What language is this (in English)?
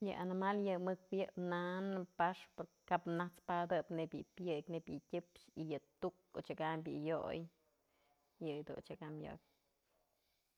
Mazatlán Mixe